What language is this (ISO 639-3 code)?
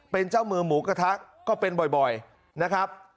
tha